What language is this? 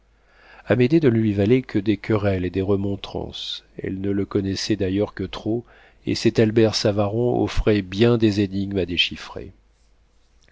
French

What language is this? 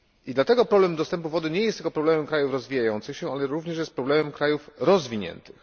Polish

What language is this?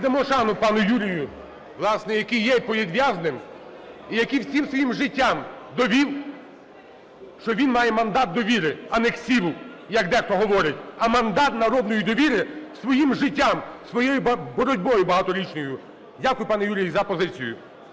Ukrainian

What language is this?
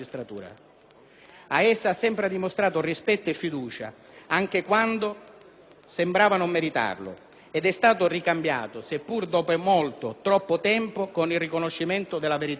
Italian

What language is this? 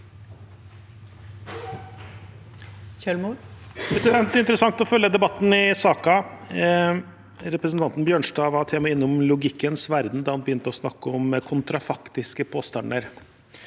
Norwegian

